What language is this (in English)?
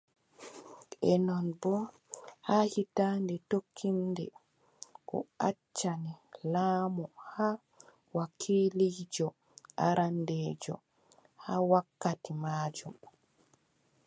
Adamawa Fulfulde